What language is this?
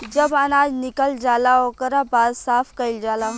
Bhojpuri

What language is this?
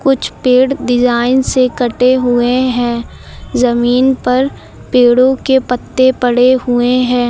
Hindi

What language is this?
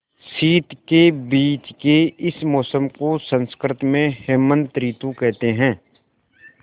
Hindi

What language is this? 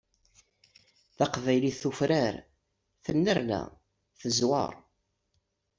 Kabyle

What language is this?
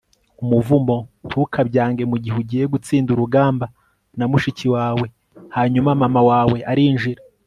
Kinyarwanda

